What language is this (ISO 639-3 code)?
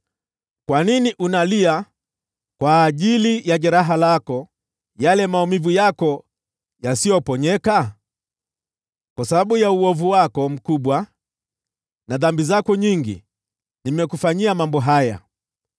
swa